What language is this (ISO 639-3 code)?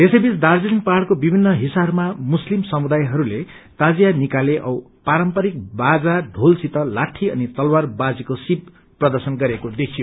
nep